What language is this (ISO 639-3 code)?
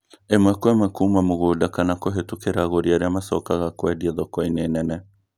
kik